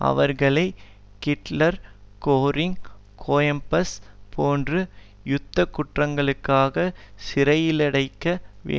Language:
Tamil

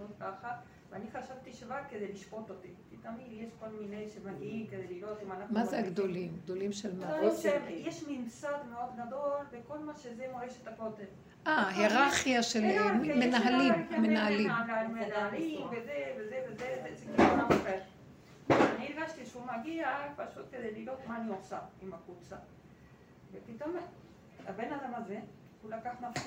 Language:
Hebrew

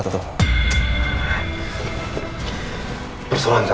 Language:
Indonesian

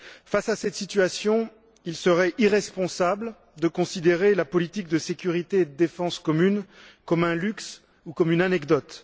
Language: French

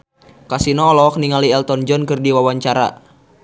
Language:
Sundanese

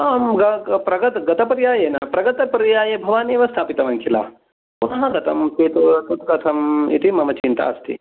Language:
Sanskrit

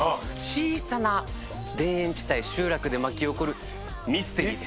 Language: Japanese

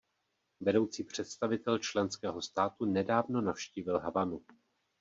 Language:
Czech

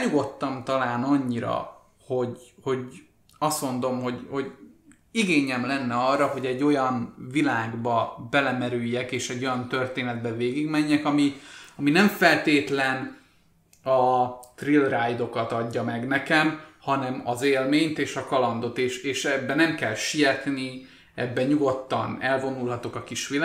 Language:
Hungarian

